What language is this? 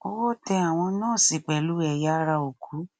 Yoruba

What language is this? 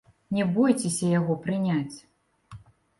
Belarusian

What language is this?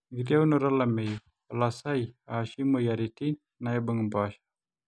Masai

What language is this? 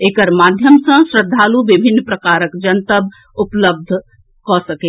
Maithili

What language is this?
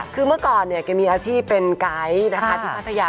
Thai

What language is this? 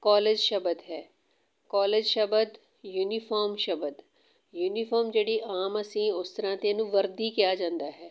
Punjabi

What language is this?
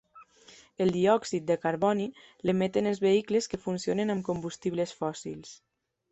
Catalan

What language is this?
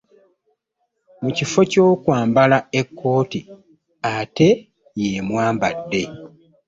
Ganda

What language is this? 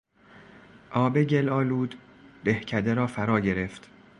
Persian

